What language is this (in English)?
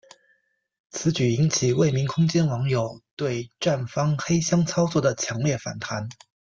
Chinese